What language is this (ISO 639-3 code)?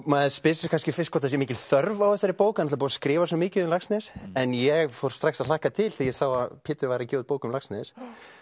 isl